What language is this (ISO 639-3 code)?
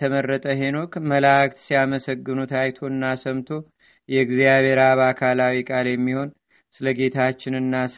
amh